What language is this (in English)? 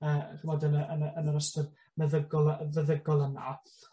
Welsh